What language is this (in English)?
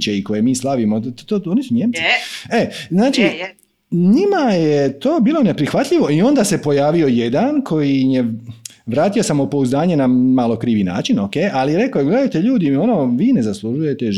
Croatian